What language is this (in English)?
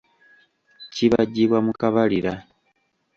Ganda